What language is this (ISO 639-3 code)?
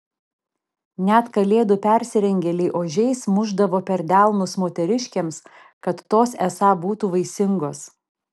lit